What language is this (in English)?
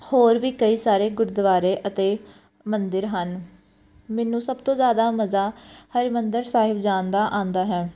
Punjabi